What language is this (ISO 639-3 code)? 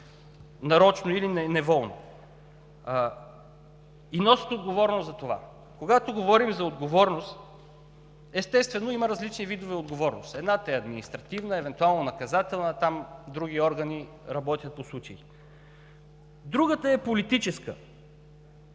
bul